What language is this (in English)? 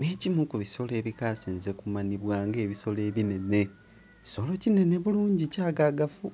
Soga